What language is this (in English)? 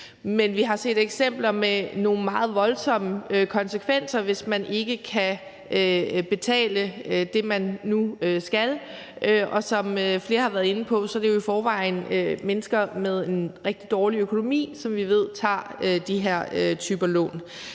Danish